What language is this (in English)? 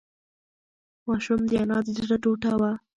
Pashto